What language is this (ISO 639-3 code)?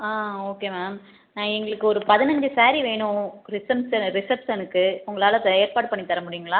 tam